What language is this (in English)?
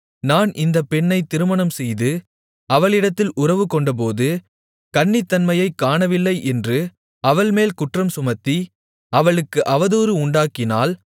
Tamil